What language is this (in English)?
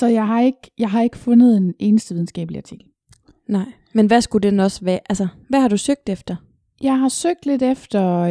Danish